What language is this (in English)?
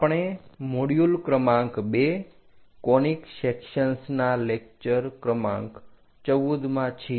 Gujarati